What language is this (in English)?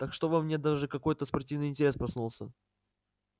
Russian